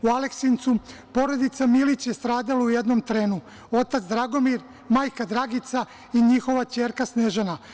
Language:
Serbian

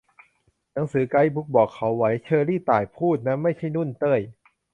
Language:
Thai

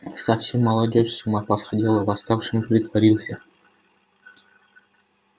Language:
Russian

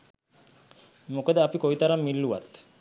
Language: Sinhala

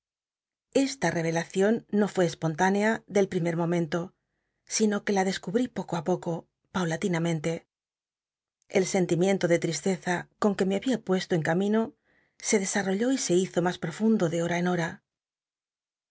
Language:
Spanish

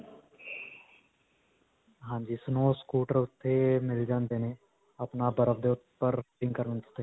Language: Punjabi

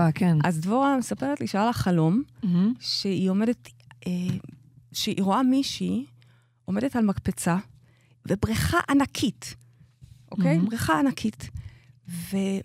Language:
Hebrew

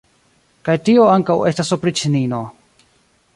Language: Esperanto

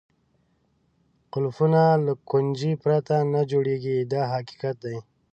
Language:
Pashto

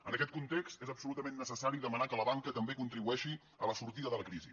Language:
Catalan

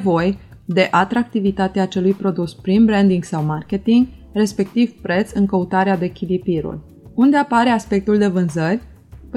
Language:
Romanian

